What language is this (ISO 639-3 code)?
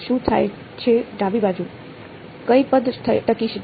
guj